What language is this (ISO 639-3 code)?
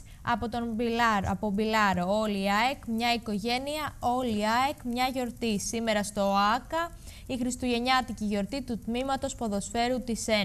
ell